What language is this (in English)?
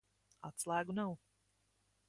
Latvian